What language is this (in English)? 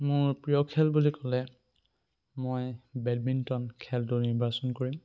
Assamese